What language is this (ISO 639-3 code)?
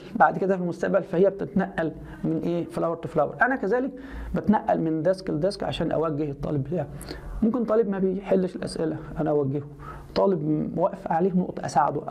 ara